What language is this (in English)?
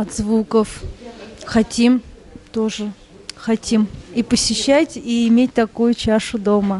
Russian